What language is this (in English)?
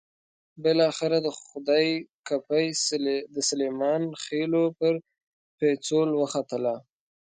Pashto